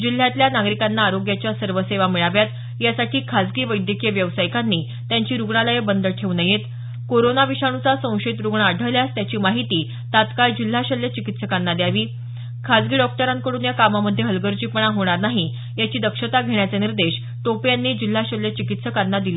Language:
Marathi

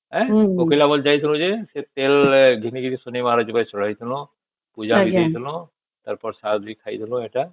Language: Odia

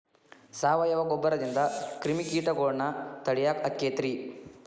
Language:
Kannada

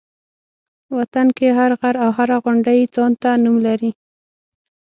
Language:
Pashto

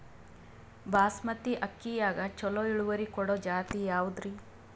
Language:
Kannada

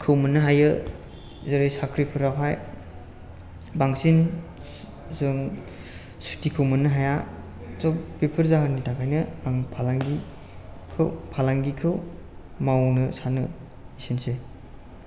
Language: Bodo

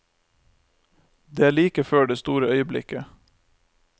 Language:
Norwegian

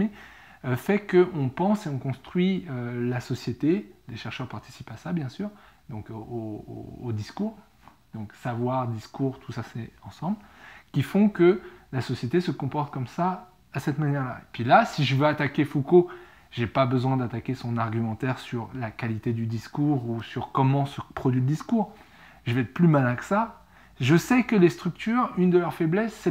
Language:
French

